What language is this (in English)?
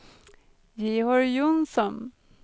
Swedish